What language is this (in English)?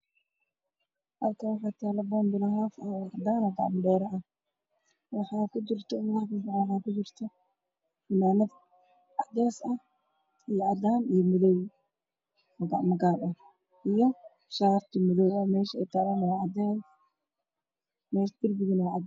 Somali